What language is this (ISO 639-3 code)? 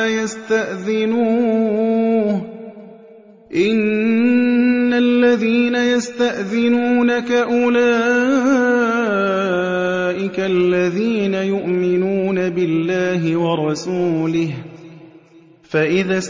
ara